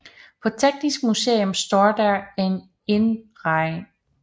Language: Danish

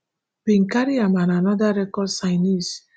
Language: Nigerian Pidgin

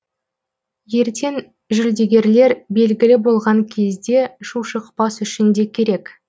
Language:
Kazakh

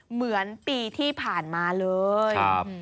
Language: Thai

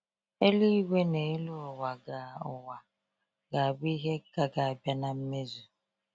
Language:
Igbo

